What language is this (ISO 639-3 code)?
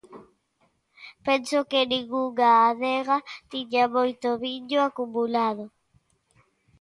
glg